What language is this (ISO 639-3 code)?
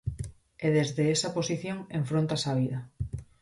glg